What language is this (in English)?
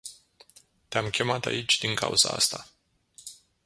Romanian